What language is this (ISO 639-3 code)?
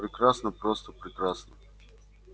rus